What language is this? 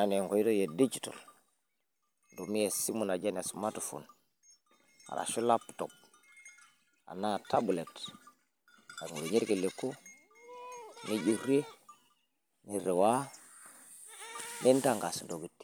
Masai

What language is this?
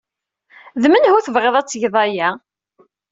Kabyle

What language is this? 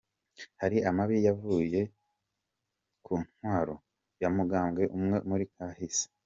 Kinyarwanda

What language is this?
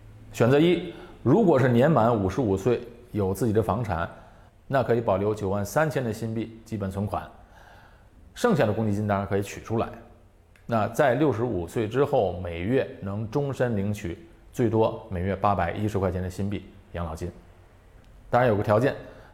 Chinese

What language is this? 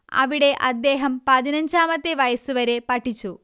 Malayalam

